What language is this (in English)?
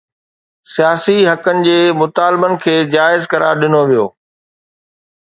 Sindhi